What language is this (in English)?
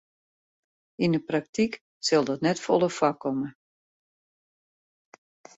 Western Frisian